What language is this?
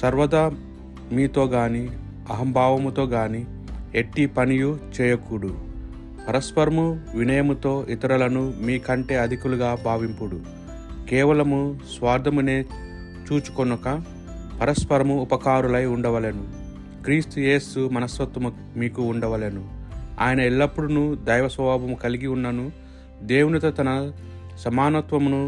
Telugu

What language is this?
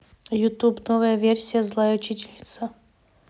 Russian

